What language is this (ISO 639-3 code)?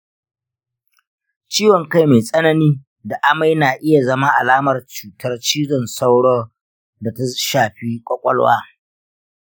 hau